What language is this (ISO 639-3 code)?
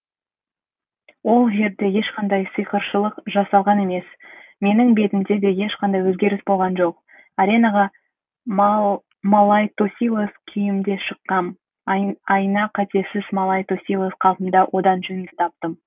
kaz